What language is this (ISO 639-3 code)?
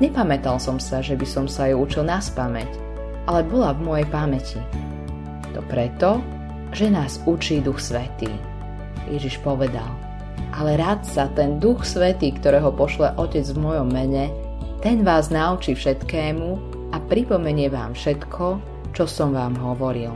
slk